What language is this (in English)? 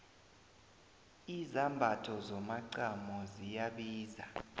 South Ndebele